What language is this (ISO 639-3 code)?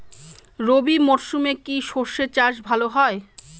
ben